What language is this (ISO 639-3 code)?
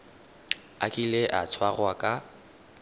tsn